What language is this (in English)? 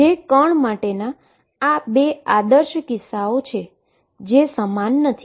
Gujarati